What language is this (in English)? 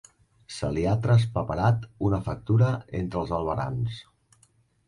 Catalan